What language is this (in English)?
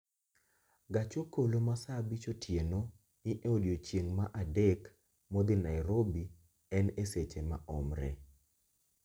Luo (Kenya and Tanzania)